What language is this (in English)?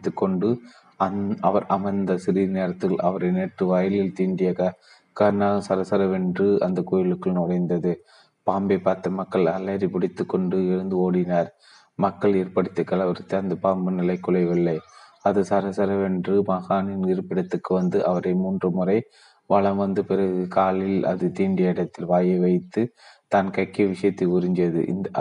Tamil